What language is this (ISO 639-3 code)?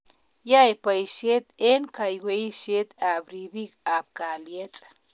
kln